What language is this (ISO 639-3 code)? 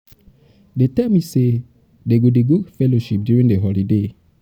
pcm